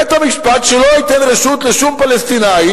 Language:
Hebrew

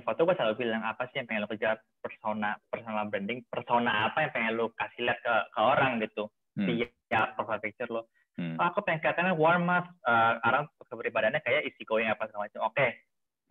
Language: Indonesian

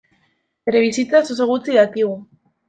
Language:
Basque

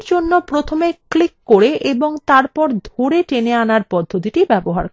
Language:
Bangla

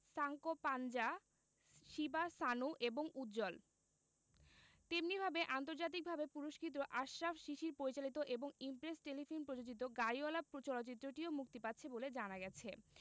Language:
Bangla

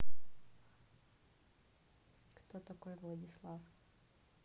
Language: Russian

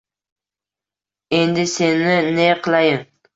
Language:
Uzbek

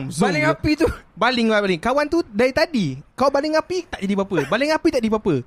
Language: Malay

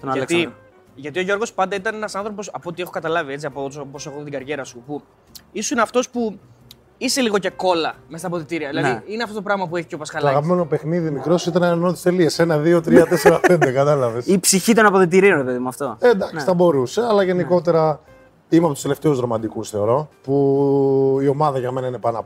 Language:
Greek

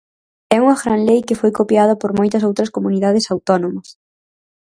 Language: Galician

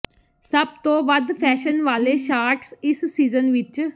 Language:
Punjabi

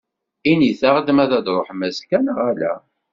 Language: Kabyle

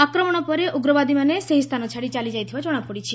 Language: Odia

